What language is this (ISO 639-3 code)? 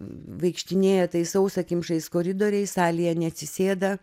lit